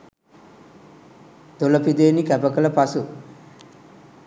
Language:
Sinhala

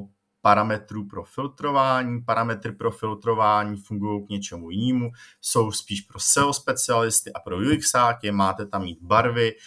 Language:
Czech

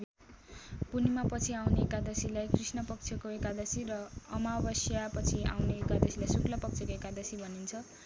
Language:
Nepali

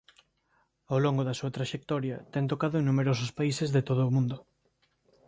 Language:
Galician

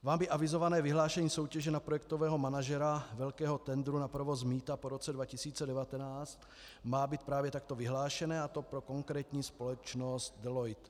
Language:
Czech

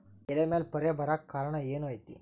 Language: Kannada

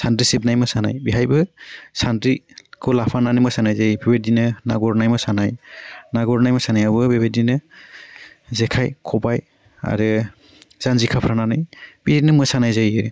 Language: Bodo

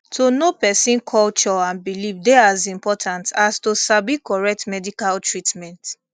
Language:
Nigerian Pidgin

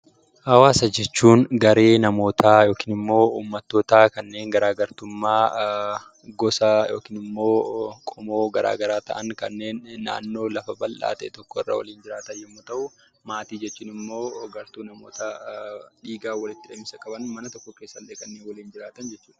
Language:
Oromo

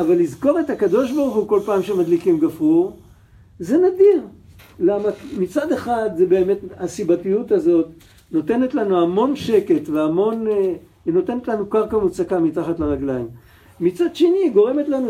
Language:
Hebrew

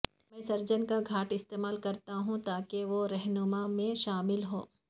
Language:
Urdu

